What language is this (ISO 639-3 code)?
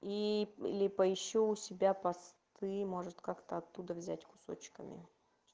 rus